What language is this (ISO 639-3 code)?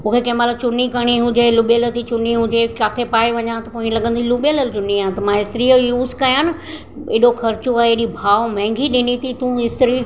snd